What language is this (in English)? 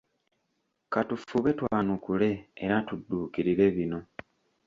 Ganda